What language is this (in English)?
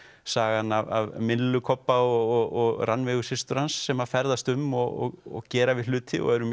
Icelandic